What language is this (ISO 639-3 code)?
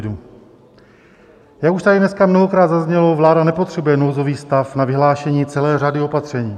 ces